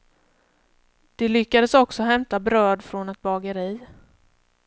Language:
Swedish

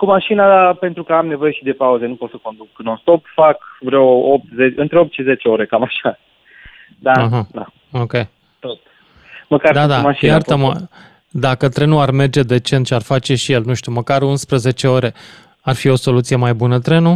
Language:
Romanian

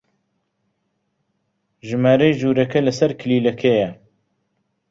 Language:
Central Kurdish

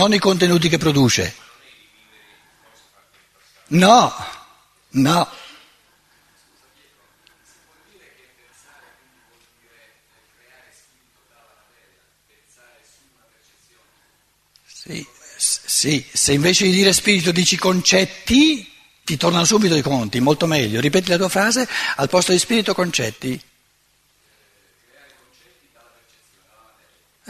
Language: Italian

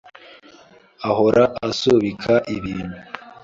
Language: Kinyarwanda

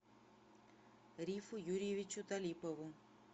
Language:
Russian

